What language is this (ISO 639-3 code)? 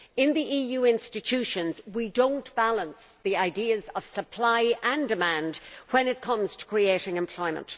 eng